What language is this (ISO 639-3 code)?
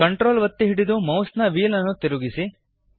kan